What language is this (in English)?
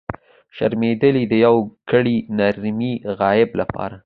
Pashto